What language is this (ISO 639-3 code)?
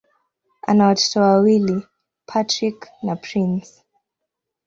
swa